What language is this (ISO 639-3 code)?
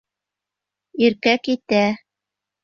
bak